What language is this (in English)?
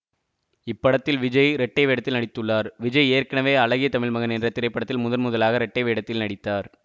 Tamil